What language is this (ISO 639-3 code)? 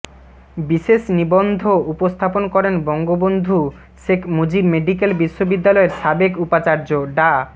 ben